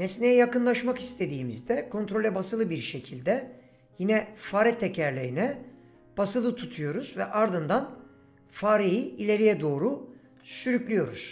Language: Turkish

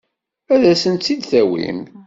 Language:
Kabyle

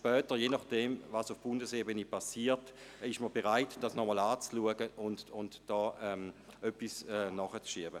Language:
Swiss German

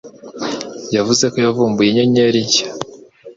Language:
Kinyarwanda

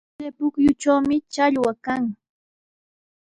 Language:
Sihuas Ancash Quechua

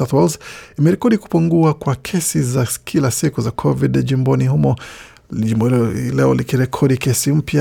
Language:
Swahili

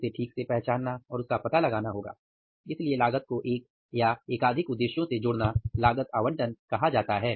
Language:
Hindi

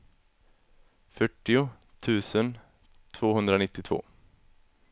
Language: Swedish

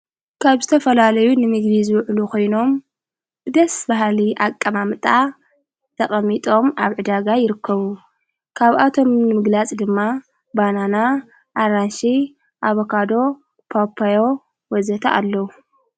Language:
Tigrinya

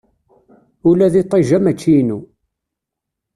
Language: Kabyle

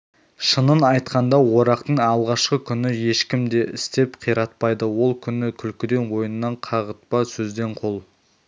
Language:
Kazakh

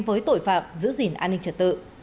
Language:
Vietnamese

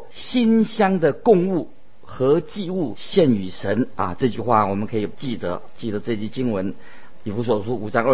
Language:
Chinese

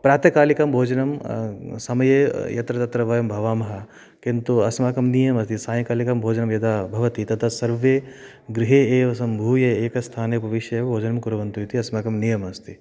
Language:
Sanskrit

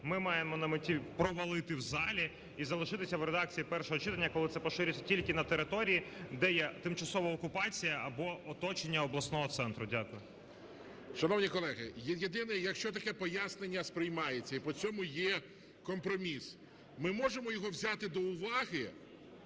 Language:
Ukrainian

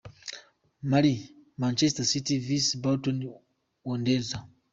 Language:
Kinyarwanda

